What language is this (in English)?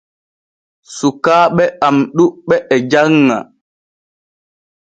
Borgu Fulfulde